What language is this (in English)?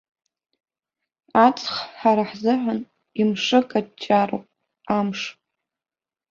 Abkhazian